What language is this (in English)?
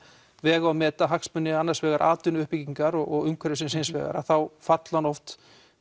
Icelandic